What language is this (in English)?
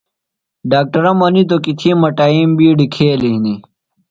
Phalura